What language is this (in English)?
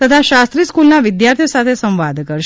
Gujarati